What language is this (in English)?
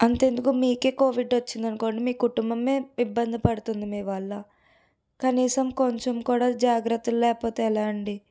Telugu